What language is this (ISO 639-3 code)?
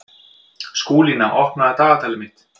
isl